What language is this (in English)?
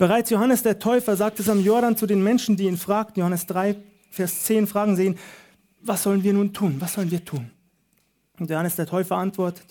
German